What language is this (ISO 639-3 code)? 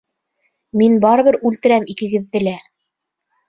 bak